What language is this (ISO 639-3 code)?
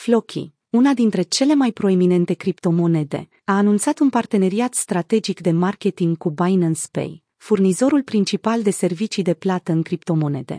ron